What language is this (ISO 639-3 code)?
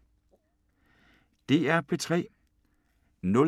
dan